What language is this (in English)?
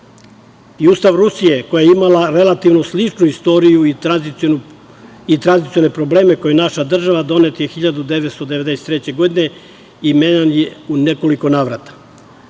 Serbian